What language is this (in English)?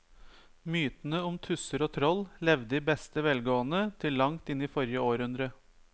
Norwegian